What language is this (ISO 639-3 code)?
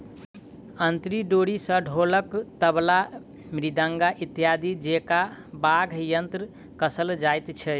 mai